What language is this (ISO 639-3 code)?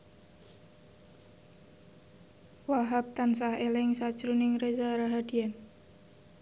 jav